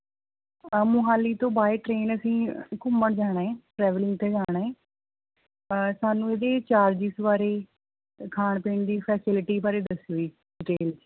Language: Punjabi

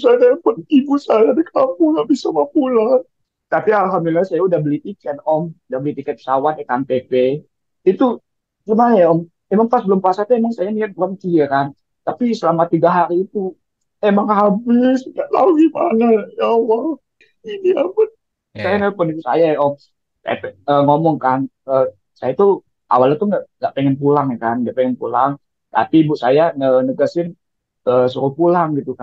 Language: Indonesian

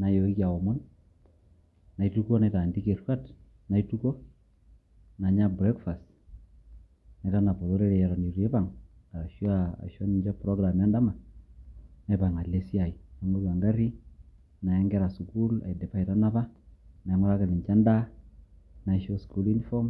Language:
Masai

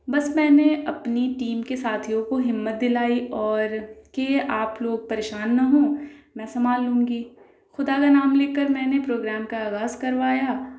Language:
Urdu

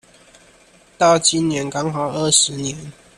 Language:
Chinese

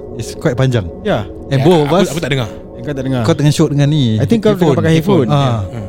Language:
Malay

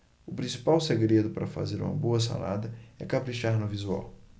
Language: Portuguese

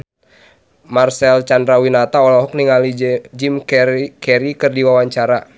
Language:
Sundanese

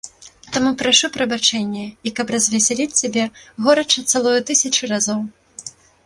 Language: Belarusian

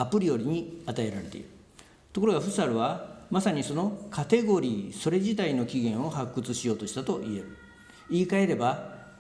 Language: Japanese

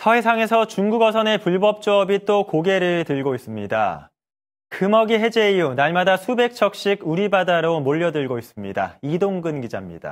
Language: Korean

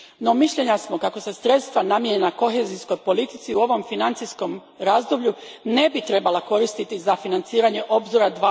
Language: Croatian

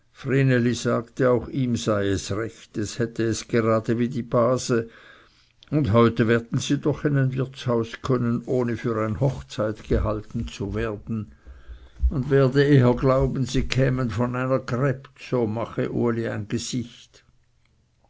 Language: German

